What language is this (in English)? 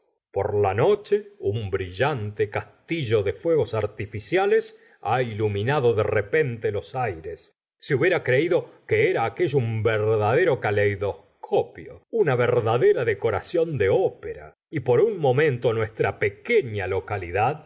Spanish